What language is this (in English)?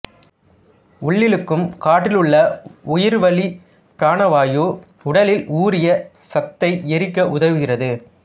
Tamil